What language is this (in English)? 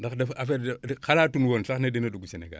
Wolof